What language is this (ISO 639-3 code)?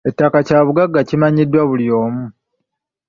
lug